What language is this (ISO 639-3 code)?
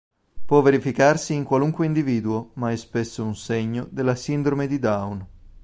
ita